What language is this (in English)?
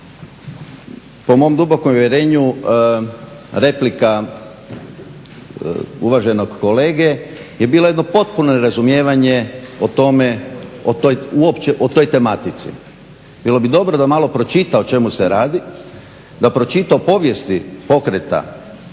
Croatian